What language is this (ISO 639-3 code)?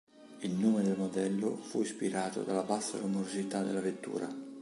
ita